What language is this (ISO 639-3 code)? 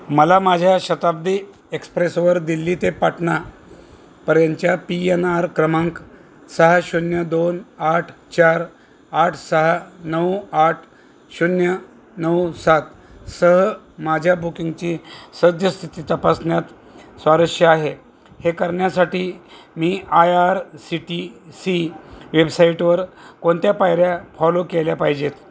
mar